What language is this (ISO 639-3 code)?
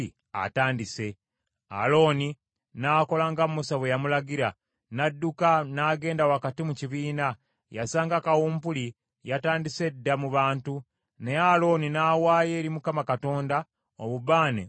lug